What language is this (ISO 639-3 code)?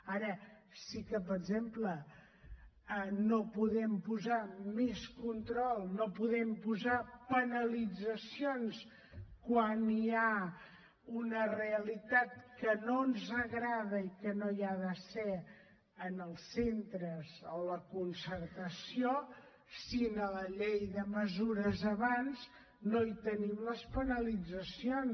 cat